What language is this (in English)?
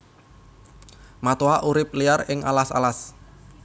Javanese